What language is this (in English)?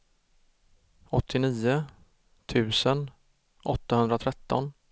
Swedish